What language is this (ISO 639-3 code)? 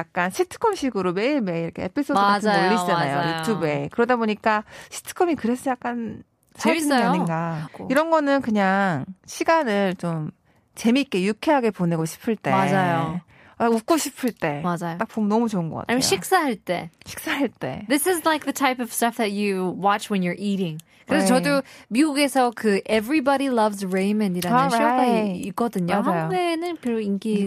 kor